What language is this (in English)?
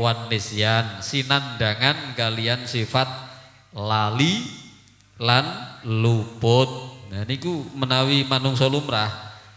Indonesian